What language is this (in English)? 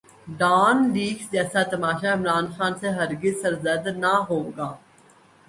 Urdu